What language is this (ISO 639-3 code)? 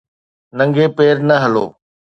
snd